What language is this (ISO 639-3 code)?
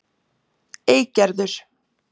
isl